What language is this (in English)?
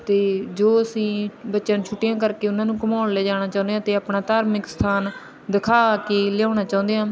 Punjabi